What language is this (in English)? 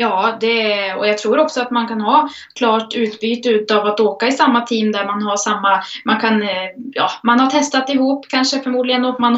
Swedish